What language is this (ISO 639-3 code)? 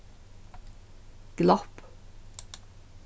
fao